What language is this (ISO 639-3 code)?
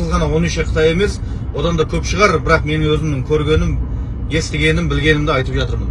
tur